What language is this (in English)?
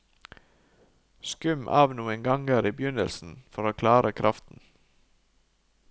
Norwegian